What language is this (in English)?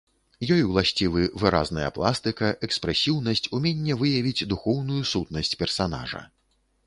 Belarusian